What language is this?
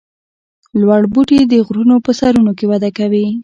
Pashto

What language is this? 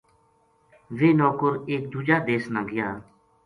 Gujari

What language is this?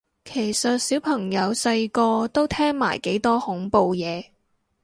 Cantonese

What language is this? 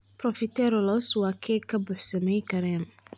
Somali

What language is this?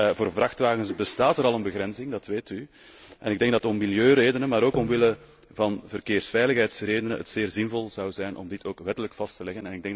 Dutch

